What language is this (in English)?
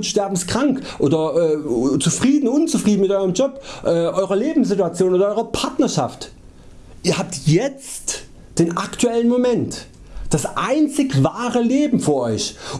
German